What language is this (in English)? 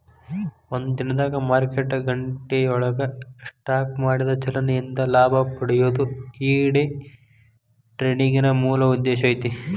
Kannada